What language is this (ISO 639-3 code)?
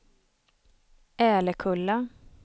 swe